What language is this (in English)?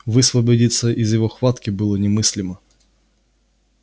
Russian